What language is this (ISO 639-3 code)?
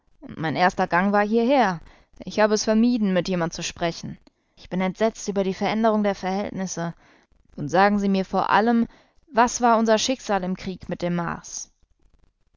deu